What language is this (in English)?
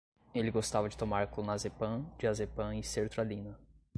Portuguese